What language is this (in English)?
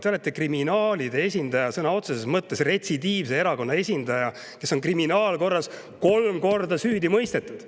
Estonian